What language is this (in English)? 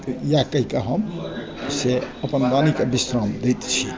Maithili